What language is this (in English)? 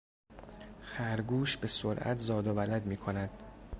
Persian